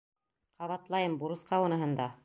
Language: Bashkir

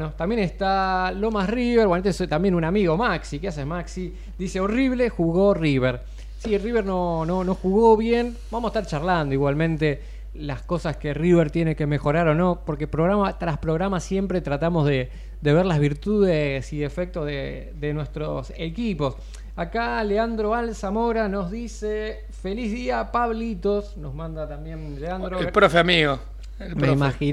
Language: Spanish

